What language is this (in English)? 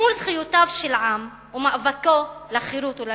Hebrew